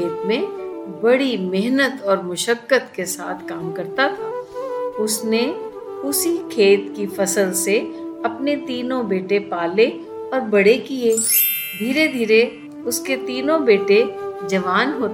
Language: Hindi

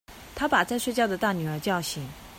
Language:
Chinese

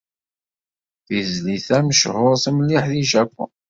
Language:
Kabyle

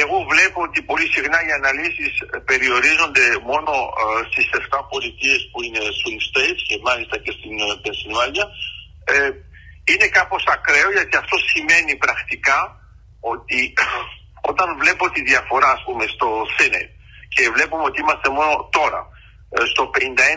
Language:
Greek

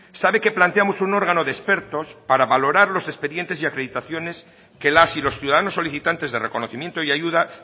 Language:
Spanish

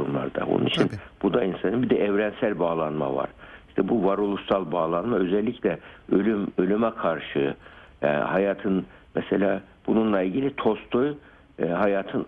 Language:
Turkish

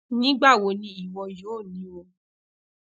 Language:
Yoruba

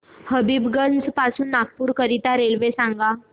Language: Marathi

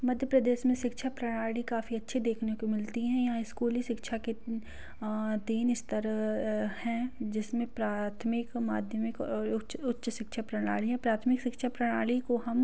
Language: Hindi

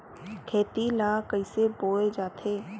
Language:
Chhattisgarhi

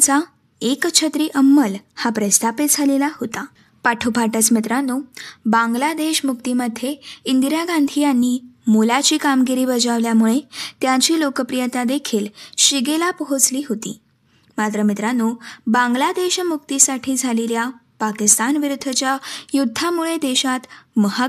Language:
Marathi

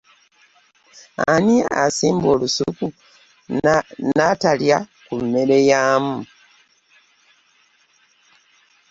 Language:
Ganda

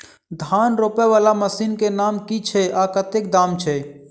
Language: Maithili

